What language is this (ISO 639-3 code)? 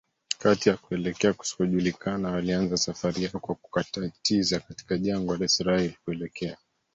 swa